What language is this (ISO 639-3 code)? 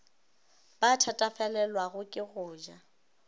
nso